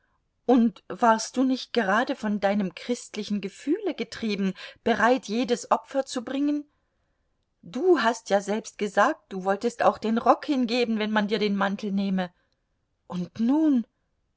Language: German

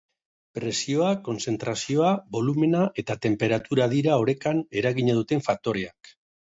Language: Basque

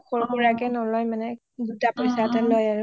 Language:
Assamese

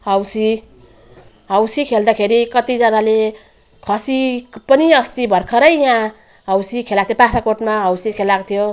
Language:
Nepali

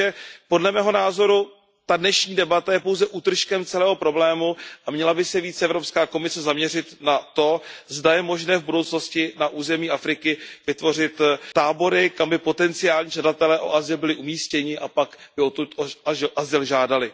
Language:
Czech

